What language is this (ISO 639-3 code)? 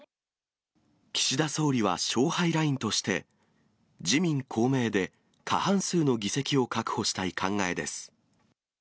jpn